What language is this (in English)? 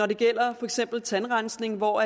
Danish